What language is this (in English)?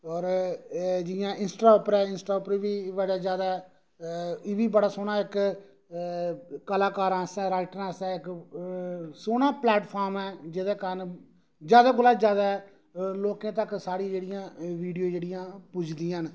Dogri